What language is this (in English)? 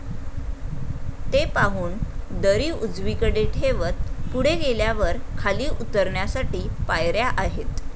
Marathi